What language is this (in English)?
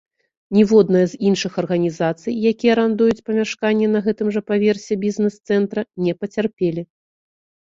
Belarusian